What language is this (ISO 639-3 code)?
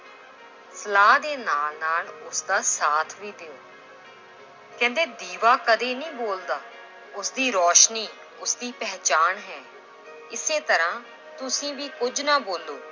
pan